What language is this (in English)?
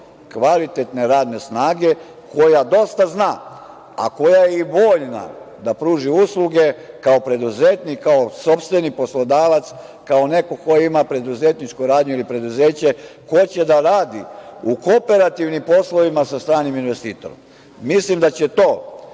Serbian